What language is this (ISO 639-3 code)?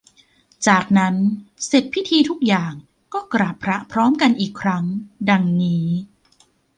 tha